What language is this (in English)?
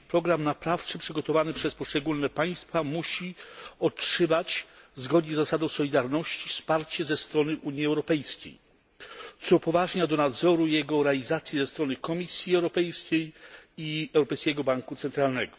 Polish